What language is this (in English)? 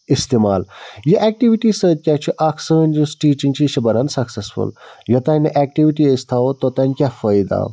Kashmiri